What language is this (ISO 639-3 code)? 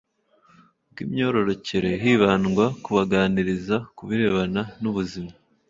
kin